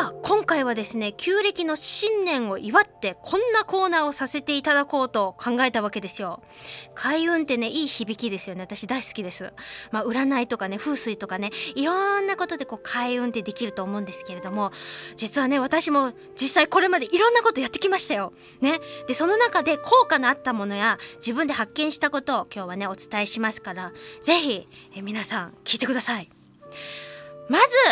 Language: Japanese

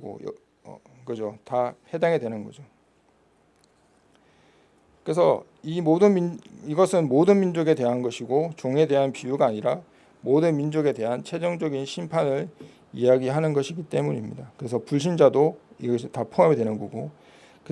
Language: Korean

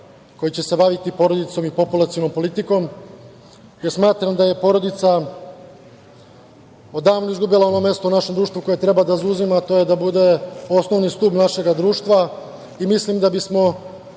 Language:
Serbian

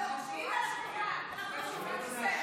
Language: Hebrew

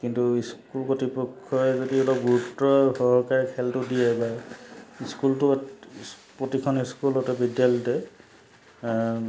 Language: Assamese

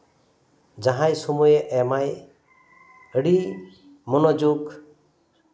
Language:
Santali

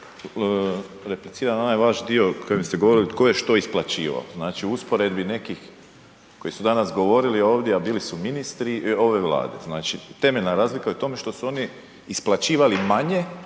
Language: Croatian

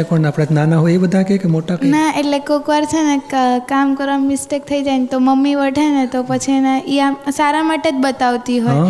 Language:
Gujarati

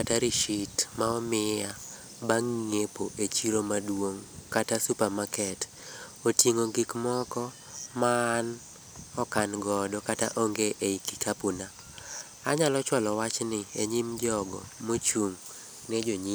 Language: Luo (Kenya and Tanzania)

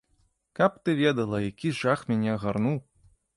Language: Belarusian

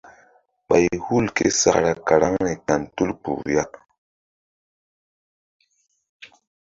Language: Mbum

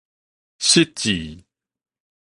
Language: Min Nan Chinese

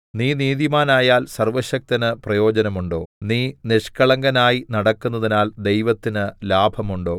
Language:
Malayalam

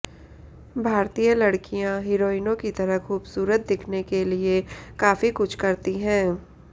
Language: Hindi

